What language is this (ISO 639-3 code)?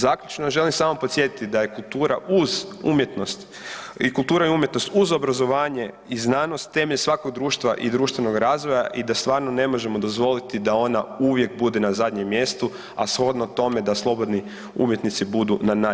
hrv